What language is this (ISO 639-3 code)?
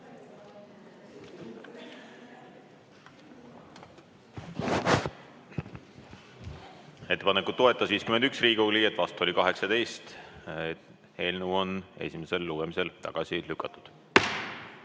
est